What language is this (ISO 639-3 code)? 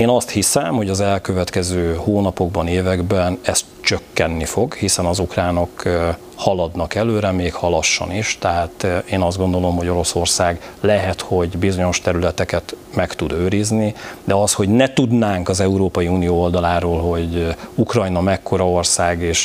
hun